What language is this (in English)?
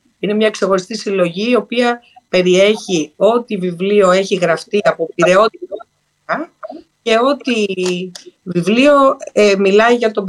Greek